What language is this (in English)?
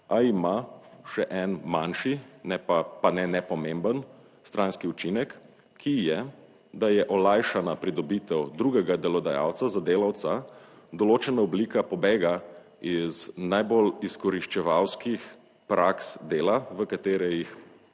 Slovenian